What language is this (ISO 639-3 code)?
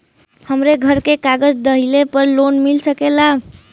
bho